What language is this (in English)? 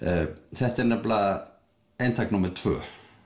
Icelandic